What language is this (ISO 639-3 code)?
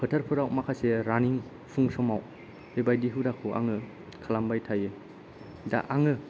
brx